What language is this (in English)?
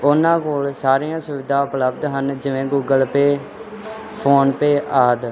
Punjabi